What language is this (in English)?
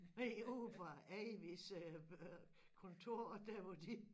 Danish